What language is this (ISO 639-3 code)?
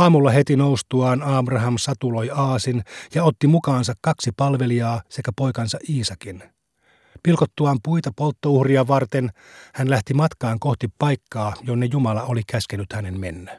fin